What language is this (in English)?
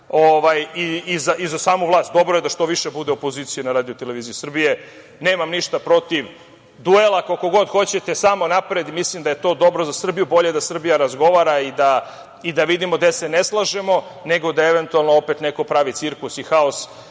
Serbian